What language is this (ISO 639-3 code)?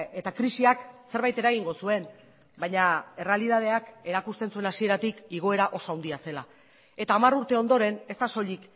eus